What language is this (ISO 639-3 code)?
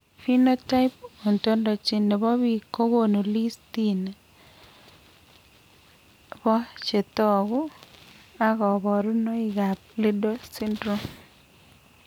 kln